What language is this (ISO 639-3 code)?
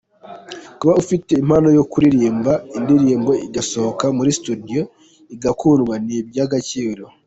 kin